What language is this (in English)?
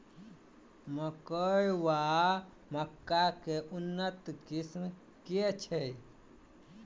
Maithili